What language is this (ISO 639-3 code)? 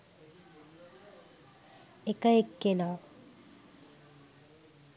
sin